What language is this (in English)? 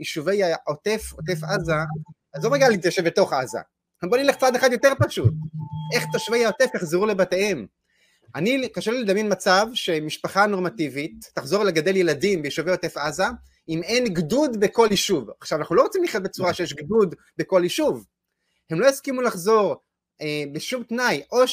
Hebrew